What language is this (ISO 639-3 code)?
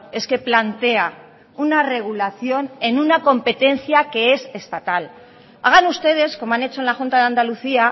spa